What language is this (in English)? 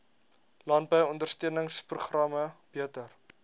Afrikaans